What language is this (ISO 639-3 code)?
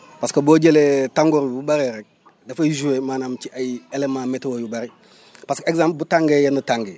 wol